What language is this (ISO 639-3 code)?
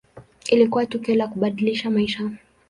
swa